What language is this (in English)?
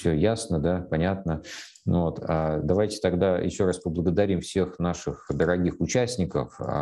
Russian